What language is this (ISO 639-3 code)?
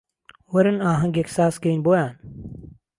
ckb